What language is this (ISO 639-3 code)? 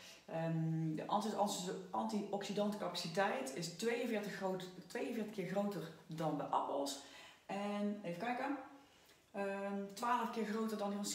nld